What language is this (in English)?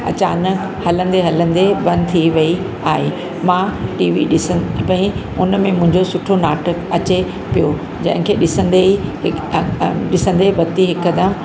Sindhi